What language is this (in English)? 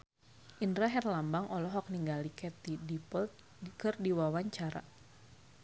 Sundanese